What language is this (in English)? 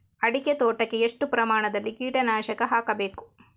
Kannada